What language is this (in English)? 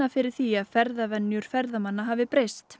Icelandic